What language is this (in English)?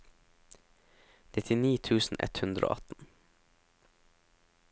Norwegian